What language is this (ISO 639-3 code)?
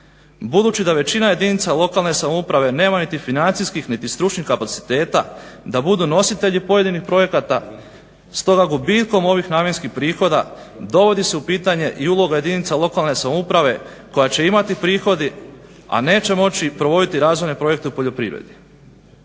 hrv